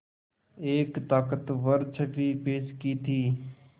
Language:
Hindi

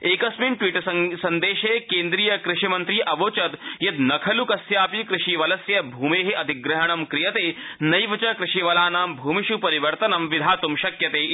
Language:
Sanskrit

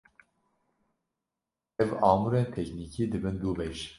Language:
Kurdish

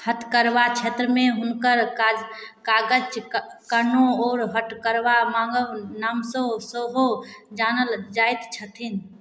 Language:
Maithili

